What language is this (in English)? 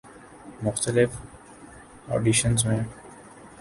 Urdu